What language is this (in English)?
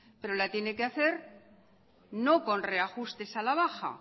Spanish